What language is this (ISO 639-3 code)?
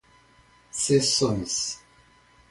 por